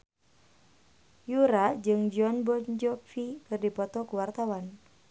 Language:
Sundanese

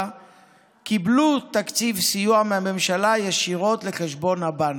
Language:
Hebrew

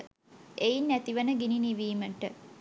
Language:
Sinhala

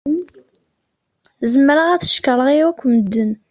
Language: Kabyle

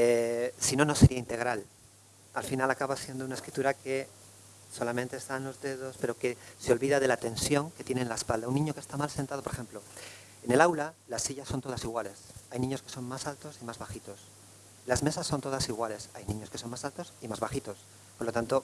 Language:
Spanish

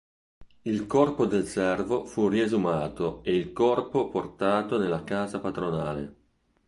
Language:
Italian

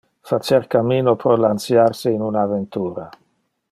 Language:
Interlingua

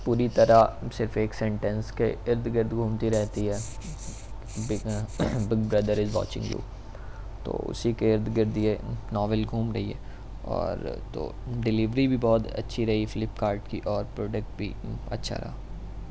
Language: Urdu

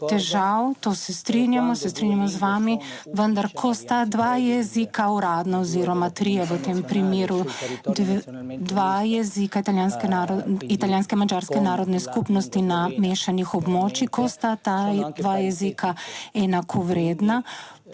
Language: Slovenian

